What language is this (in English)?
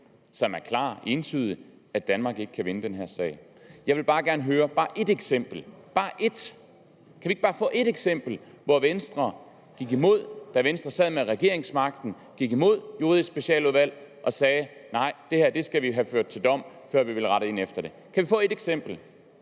Danish